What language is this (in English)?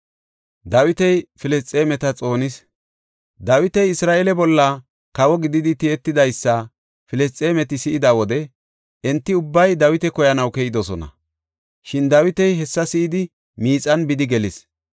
Gofa